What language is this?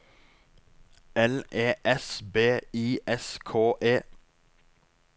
Norwegian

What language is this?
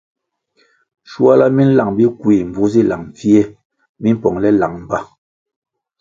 Kwasio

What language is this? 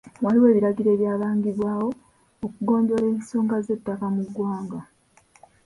Ganda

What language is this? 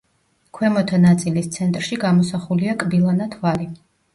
Georgian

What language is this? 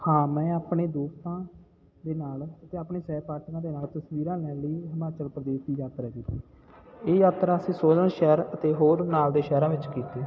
Punjabi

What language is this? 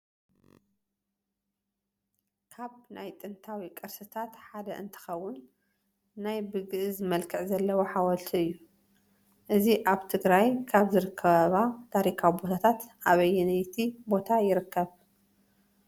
Tigrinya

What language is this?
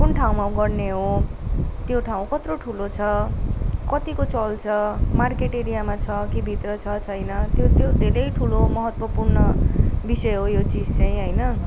Nepali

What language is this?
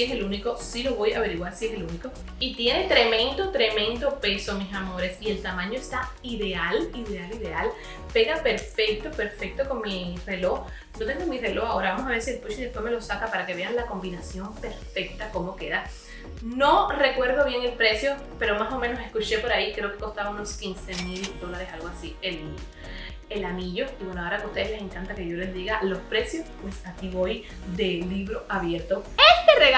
Spanish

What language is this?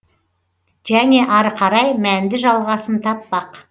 Kazakh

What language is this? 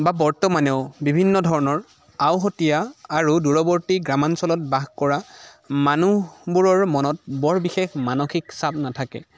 Assamese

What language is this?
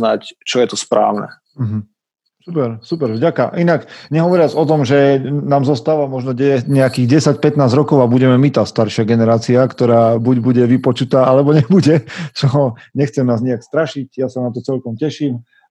Slovak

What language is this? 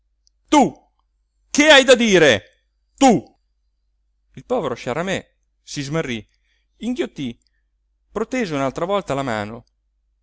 Italian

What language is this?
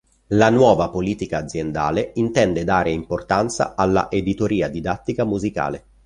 Italian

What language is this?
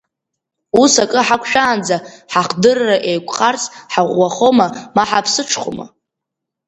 Abkhazian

